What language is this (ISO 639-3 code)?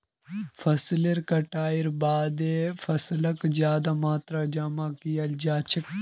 mag